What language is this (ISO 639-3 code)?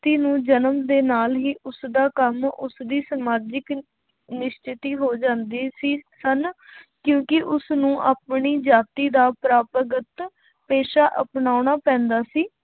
pan